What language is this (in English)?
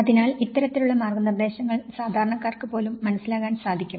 Malayalam